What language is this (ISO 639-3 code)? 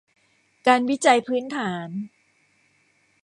tha